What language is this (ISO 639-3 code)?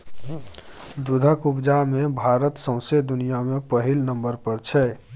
mai